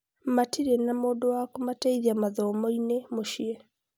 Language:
Kikuyu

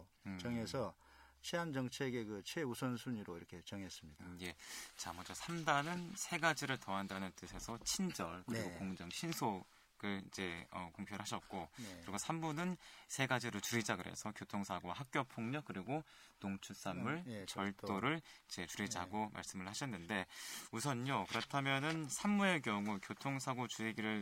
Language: Korean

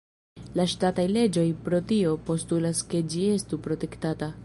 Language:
Esperanto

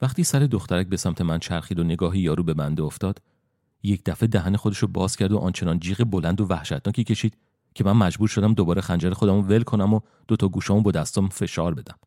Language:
Persian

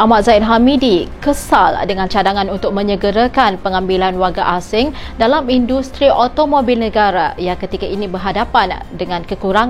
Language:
Malay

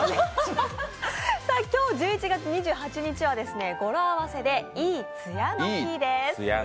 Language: Japanese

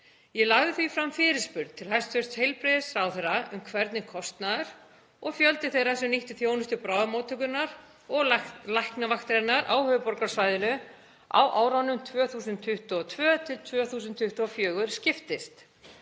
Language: Icelandic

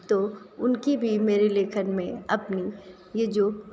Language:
Hindi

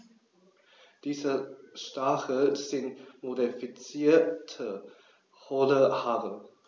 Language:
German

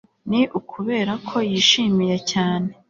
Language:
Kinyarwanda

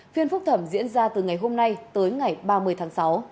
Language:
Vietnamese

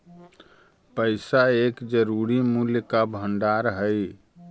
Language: Magahi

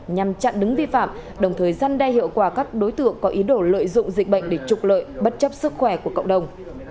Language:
Vietnamese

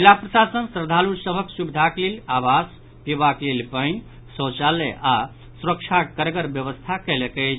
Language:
Maithili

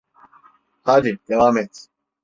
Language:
Turkish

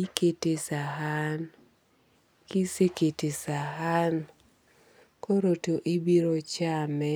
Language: Luo (Kenya and Tanzania)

